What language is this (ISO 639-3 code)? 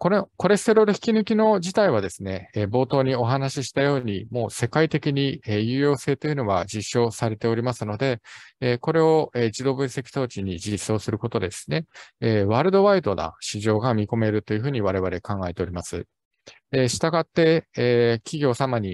jpn